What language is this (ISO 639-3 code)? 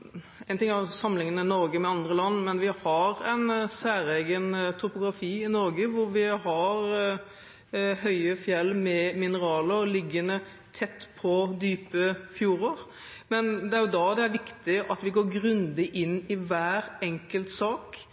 nob